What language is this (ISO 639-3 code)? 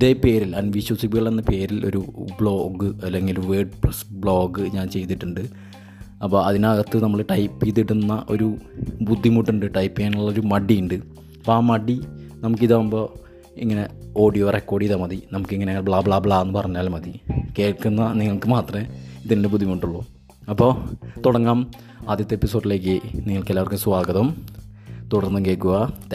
mal